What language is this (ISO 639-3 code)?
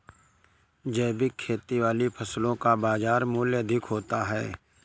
hin